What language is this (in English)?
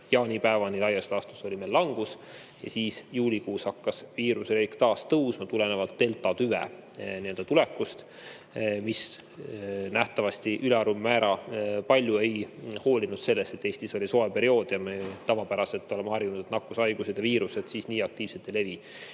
Estonian